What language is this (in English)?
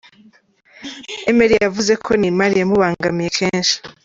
Kinyarwanda